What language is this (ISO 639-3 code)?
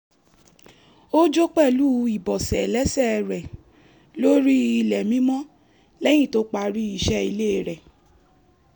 yor